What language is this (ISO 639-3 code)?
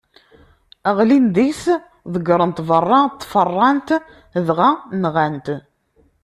kab